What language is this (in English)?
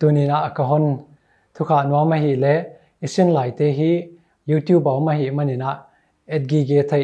Thai